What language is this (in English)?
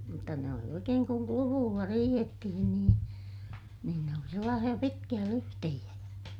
Finnish